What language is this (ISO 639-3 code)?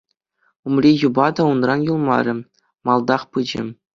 chv